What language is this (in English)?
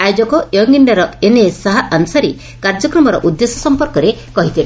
Odia